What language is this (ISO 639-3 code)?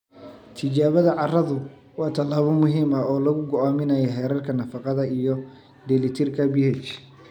som